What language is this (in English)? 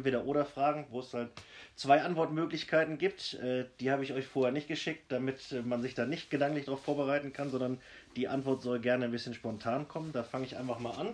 German